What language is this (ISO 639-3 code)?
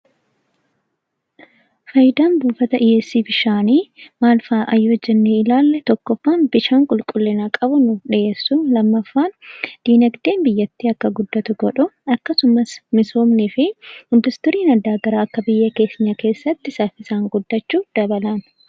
orm